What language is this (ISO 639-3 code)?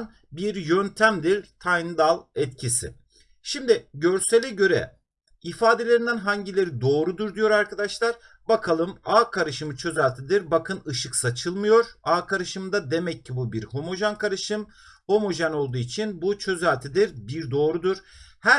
tur